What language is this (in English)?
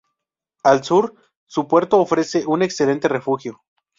Spanish